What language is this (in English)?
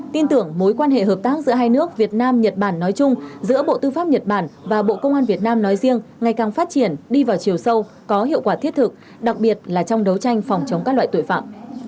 Vietnamese